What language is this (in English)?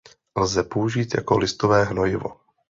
Czech